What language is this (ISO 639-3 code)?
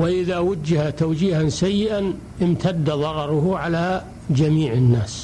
ara